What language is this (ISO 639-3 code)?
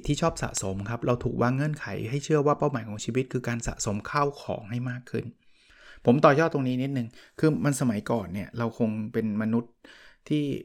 tha